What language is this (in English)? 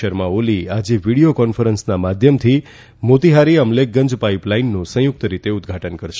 Gujarati